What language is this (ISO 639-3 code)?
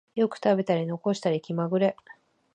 jpn